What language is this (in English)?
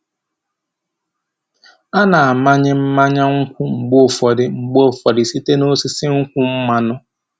Igbo